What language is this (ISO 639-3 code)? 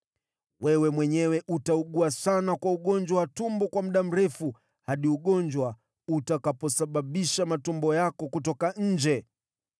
swa